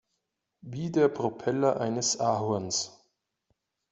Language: German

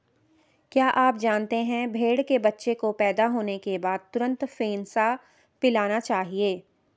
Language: Hindi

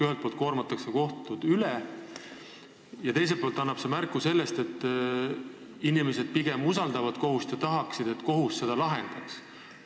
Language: Estonian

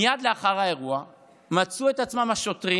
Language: Hebrew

